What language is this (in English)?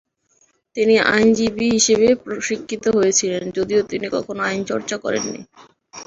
Bangla